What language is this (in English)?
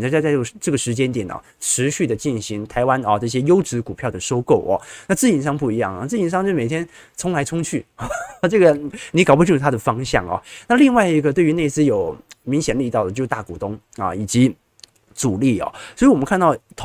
Chinese